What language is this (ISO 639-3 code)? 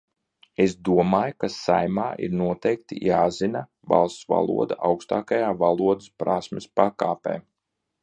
lav